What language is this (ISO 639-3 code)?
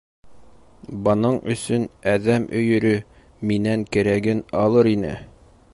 bak